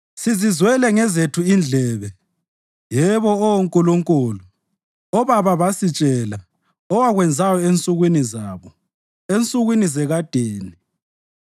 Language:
North Ndebele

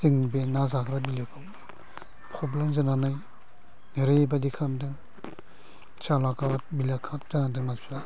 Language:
Bodo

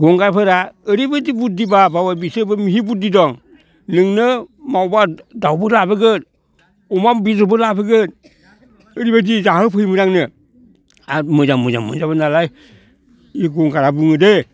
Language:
Bodo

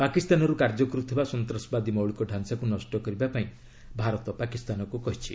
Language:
Odia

